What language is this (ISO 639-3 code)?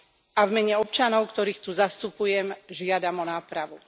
slk